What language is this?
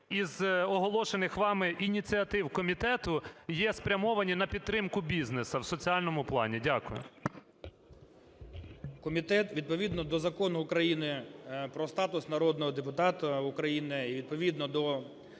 Ukrainian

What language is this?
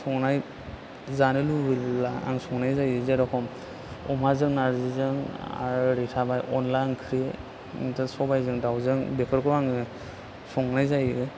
Bodo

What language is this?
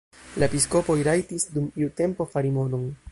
Esperanto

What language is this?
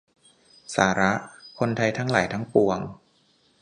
Thai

